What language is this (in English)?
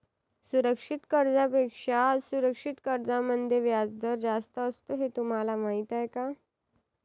Marathi